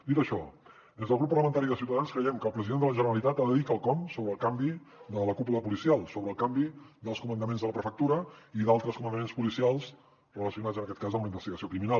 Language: Catalan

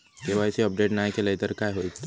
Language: Marathi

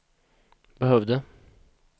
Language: Swedish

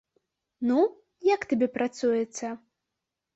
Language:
Belarusian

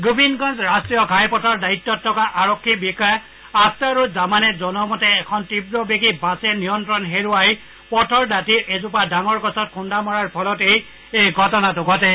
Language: Assamese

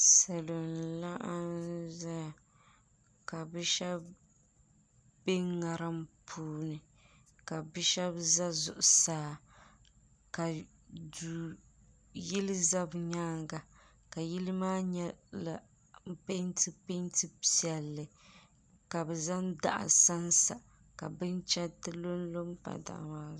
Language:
Dagbani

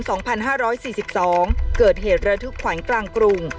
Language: Thai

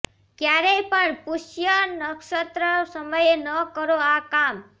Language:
Gujarati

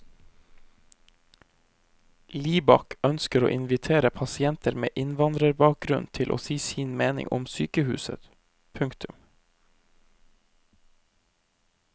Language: Norwegian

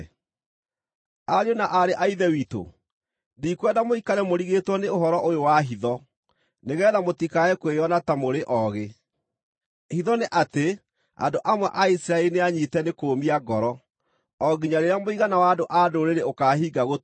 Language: Kikuyu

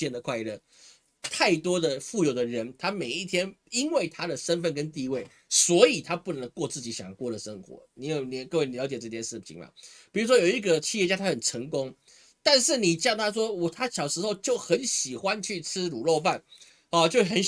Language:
Chinese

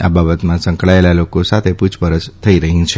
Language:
Gujarati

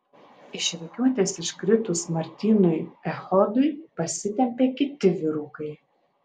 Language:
Lithuanian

